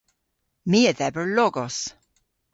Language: Cornish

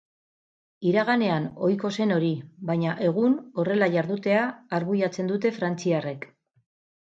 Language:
Basque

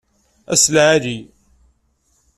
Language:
Kabyle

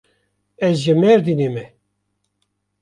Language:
Kurdish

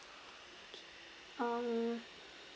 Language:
English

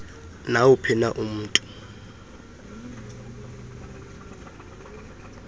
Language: Xhosa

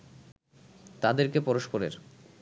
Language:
Bangla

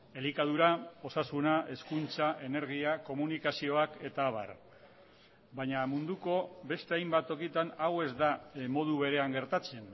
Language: Basque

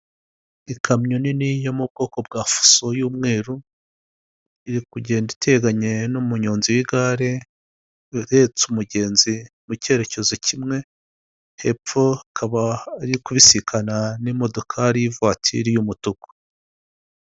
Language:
Kinyarwanda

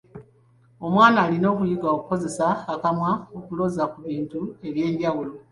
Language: Ganda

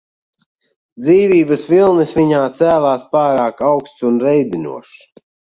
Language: Latvian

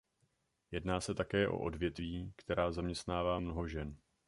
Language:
Czech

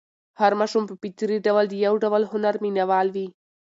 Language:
Pashto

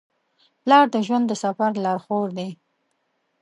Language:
Pashto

